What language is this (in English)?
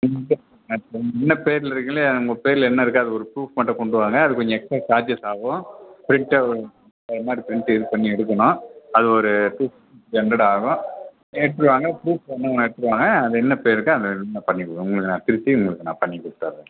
Tamil